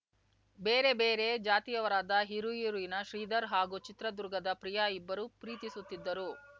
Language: Kannada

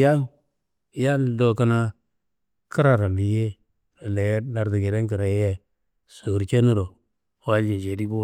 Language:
Kanembu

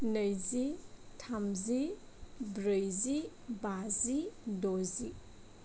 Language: Bodo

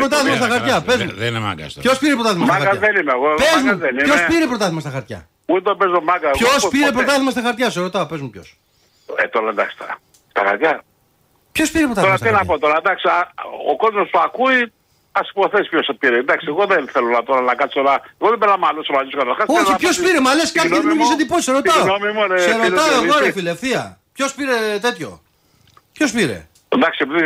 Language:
Greek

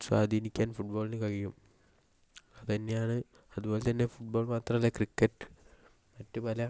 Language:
Malayalam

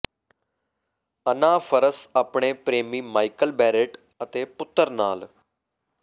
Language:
Punjabi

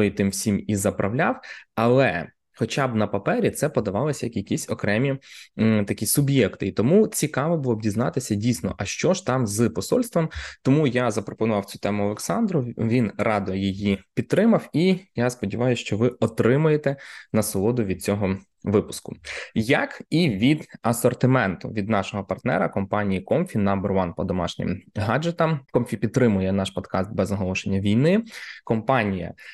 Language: Ukrainian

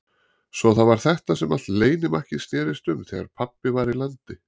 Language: Icelandic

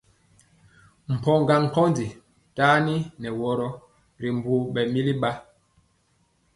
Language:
Mpiemo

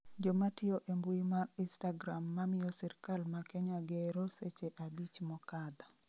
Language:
Luo (Kenya and Tanzania)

